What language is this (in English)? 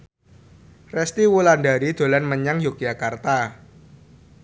Javanese